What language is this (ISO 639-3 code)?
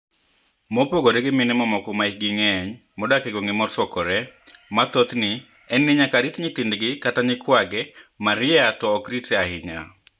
luo